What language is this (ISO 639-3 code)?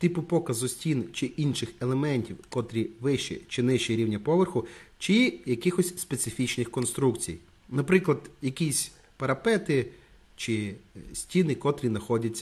ukr